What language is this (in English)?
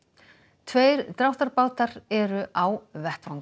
Icelandic